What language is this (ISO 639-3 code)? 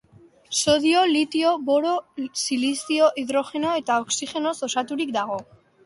eus